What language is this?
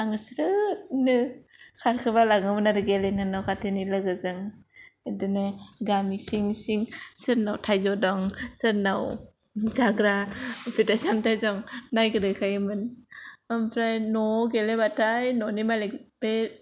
Bodo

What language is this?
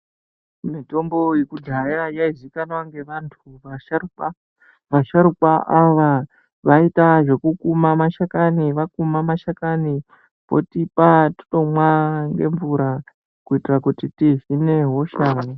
Ndau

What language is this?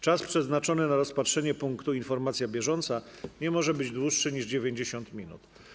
Polish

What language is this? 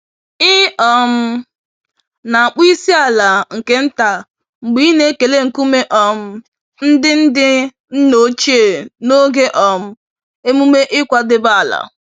Igbo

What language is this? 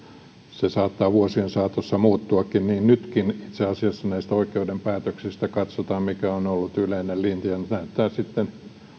Finnish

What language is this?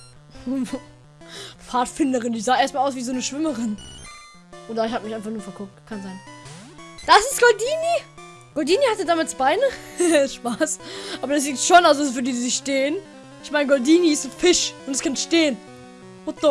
German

